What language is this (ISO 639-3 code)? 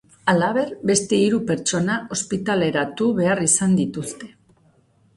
eus